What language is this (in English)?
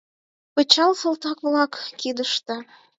Mari